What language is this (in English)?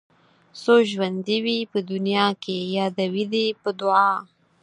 Pashto